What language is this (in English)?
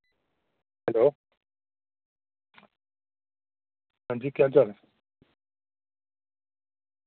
Dogri